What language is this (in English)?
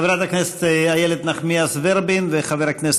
Hebrew